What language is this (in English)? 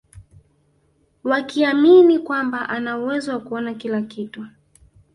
Swahili